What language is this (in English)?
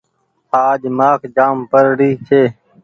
Goaria